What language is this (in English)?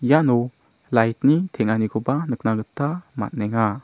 Garo